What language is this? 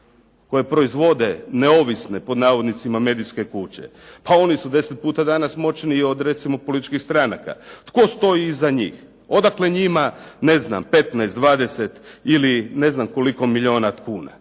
Croatian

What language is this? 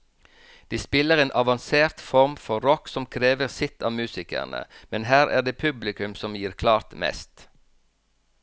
Norwegian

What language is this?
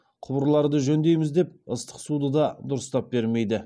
Kazakh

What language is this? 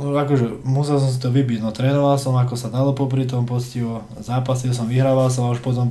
Slovak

